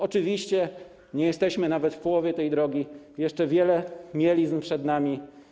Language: Polish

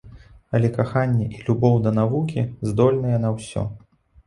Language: Belarusian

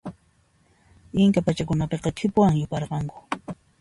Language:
Puno Quechua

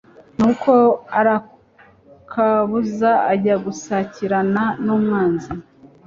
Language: Kinyarwanda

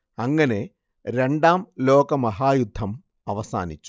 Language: Malayalam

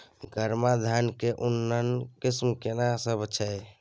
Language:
Maithili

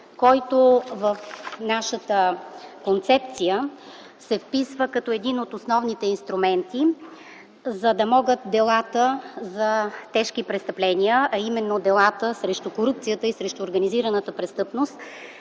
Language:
Bulgarian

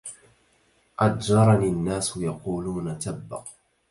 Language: Arabic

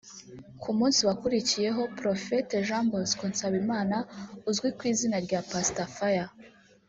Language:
Kinyarwanda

